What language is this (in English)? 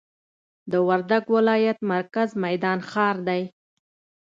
Pashto